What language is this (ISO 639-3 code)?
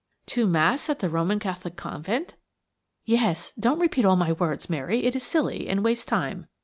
eng